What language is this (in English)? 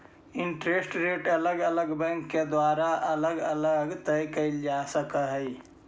Magahi